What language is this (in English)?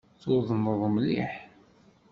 Kabyle